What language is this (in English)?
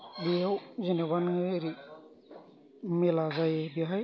Bodo